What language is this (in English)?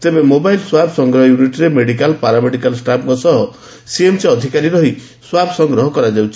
Odia